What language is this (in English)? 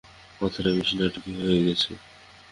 Bangla